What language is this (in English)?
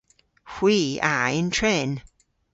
Cornish